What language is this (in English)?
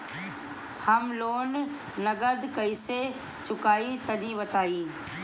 Bhojpuri